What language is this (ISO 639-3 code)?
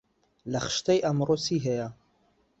ckb